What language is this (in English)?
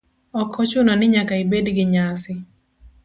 Luo (Kenya and Tanzania)